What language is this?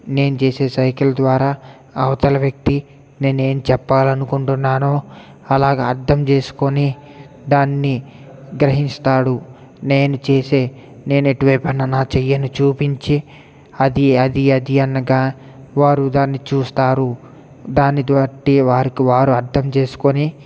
Telugu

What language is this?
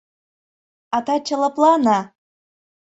Mari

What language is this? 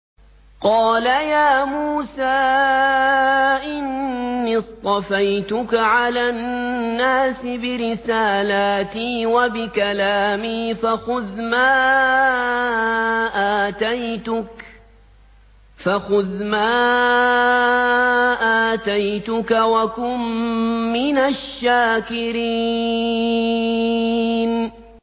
Arabic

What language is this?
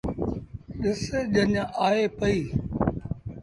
Sindhi Bhil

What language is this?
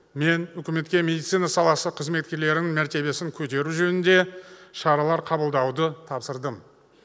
Kazakh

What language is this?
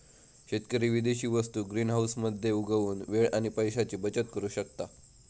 Marathi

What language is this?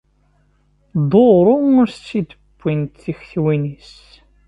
Kabyle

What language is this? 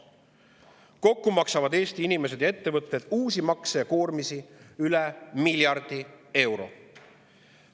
Estonian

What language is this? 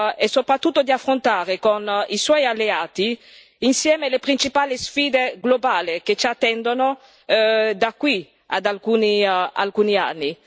Italian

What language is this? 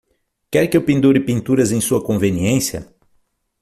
Portuguese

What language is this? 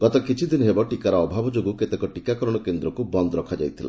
Odia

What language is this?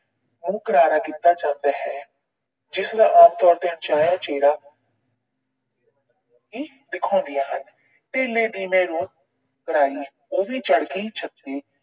Punjabi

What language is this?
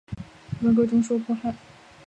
Chinese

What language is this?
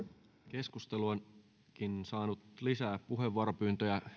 Finnish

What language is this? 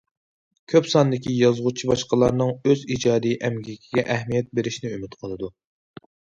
Uyghur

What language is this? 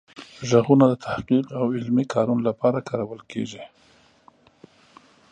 Pashto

